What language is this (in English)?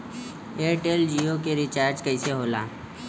Bhojpuri